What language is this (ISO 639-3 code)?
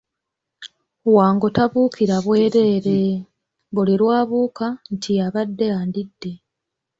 lug